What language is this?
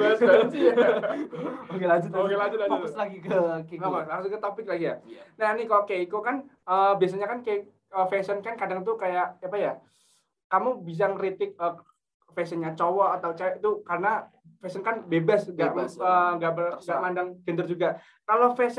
Indonesian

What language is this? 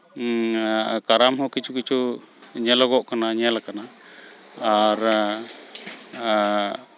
Santali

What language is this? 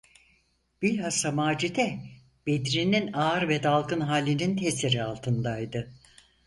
Turkish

